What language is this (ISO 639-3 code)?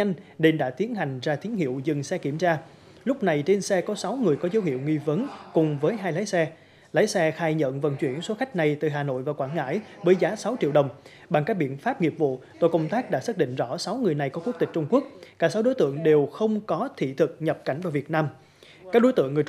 vie